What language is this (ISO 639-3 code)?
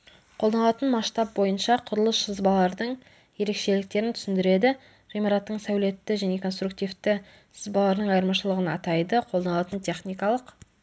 kaz